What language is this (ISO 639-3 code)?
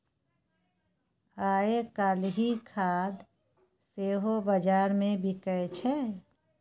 mai